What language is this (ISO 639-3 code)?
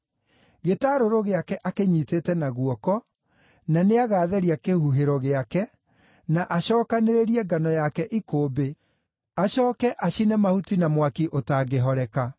kik